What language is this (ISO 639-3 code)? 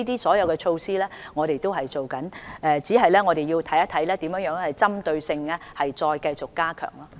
yue